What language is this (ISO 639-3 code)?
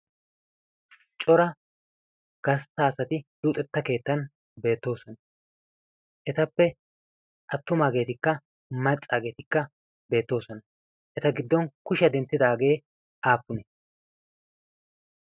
wal